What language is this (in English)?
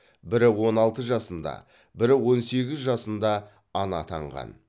Kazakh